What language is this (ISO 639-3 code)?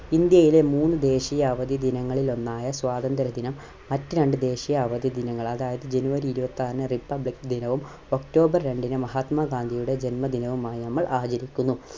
mal